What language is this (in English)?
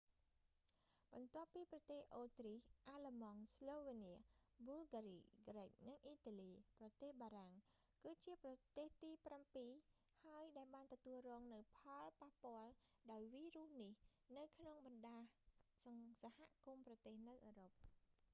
Khmer